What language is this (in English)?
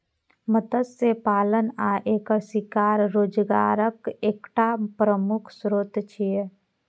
Maithili